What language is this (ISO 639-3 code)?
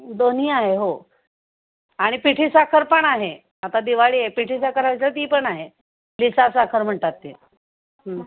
mar